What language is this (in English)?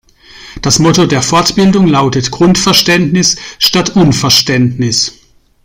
German